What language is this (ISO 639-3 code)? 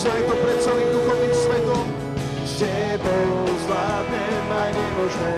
slk